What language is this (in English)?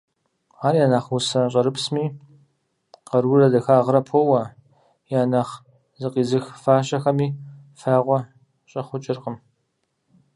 Kabardian